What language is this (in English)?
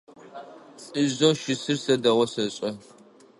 Adyghe